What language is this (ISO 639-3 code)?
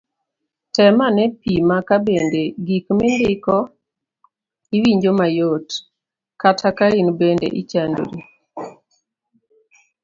luo